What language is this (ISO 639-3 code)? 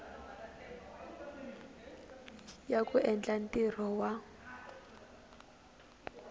tso